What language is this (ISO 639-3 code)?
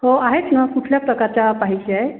mar